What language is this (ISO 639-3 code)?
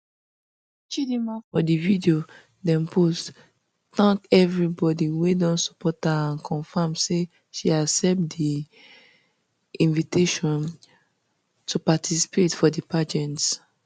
pcm